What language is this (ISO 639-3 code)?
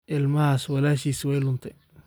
som